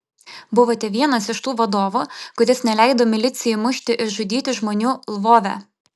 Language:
Lithuanian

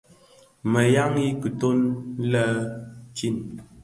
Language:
Bafia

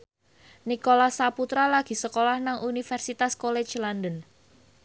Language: Javanese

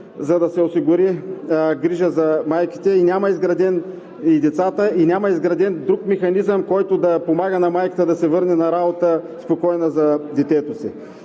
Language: Bulgarian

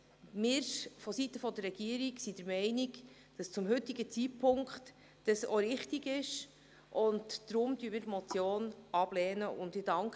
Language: Swiss German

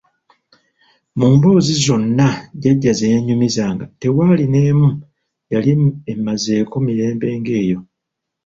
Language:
Ganda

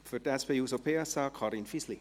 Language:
Swiss German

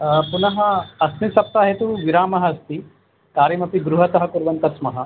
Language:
Sanskrit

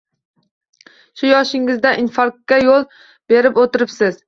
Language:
Uzbek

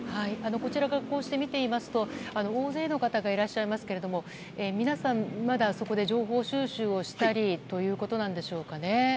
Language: Japanese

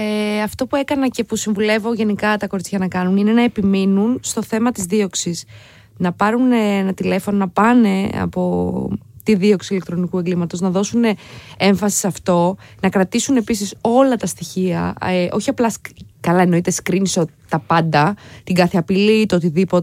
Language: Greek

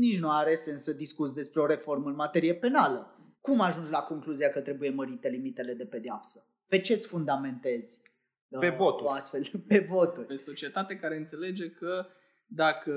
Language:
Romanian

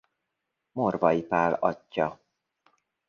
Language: Hungarian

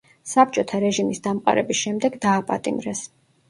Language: Georgian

